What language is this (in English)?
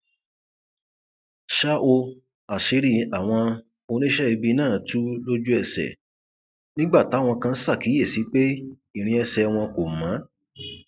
Yoruba